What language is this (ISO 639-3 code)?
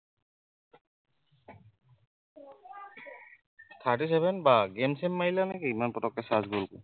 asm